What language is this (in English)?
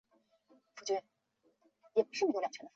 Chinese